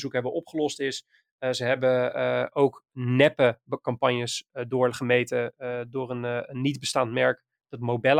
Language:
Dutch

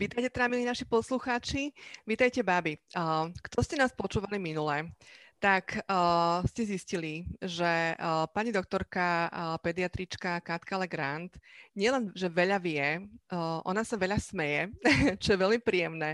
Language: Slovak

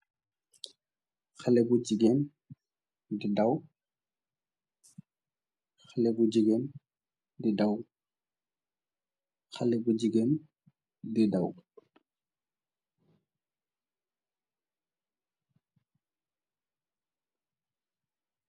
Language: Wolof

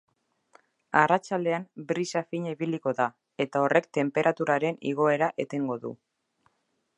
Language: Basque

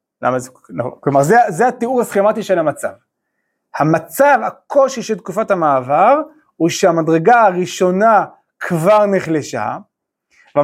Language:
Hebrew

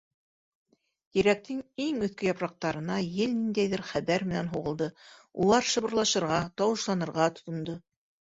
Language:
Bashkir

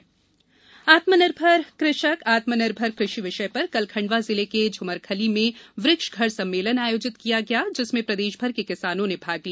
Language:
Hindi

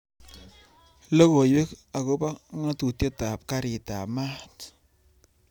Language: Kalenjin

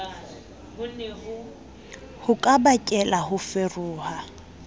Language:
Southern Sotho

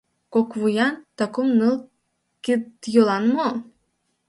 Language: Mari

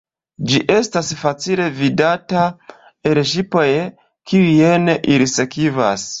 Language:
Esperanto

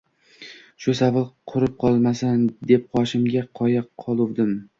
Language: Uzbek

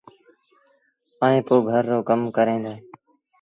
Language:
Sindhi Bhil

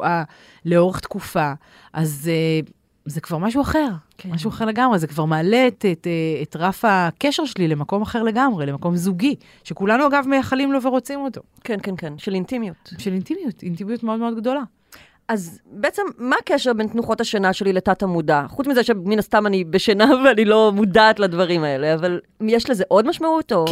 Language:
Hebrew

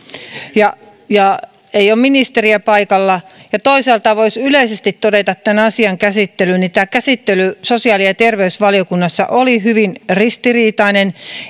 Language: Finnish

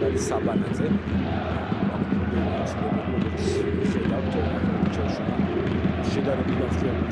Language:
Romanian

